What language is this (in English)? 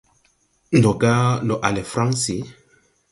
Tupuri